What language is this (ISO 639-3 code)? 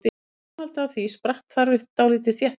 isl